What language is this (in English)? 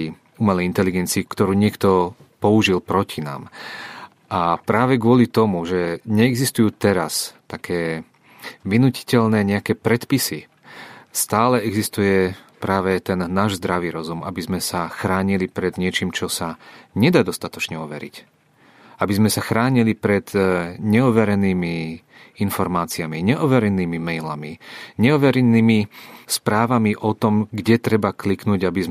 Czech